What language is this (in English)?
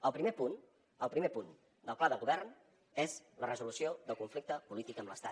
Catalan